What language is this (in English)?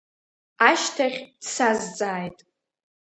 Abkhazian